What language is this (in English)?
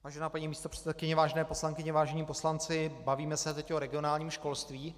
Czech